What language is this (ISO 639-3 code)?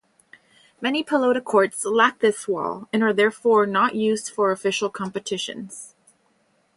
eng